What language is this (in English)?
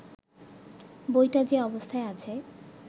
Bangla